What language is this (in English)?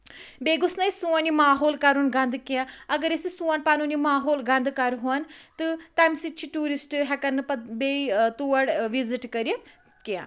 Kashmiri